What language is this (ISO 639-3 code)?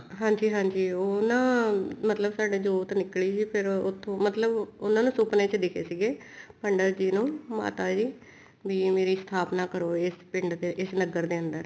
pan